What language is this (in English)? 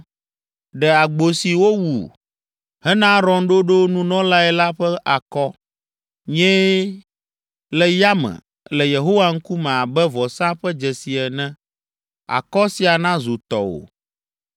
Ewe